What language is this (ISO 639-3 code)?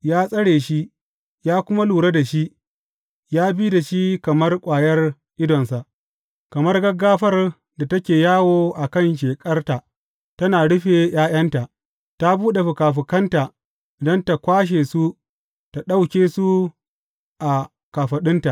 hau